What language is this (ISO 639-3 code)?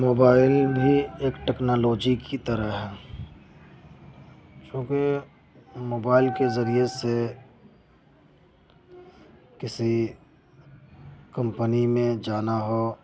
urd